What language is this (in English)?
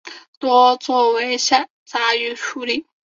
Chinese